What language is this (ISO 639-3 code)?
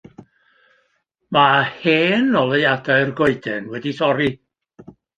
cym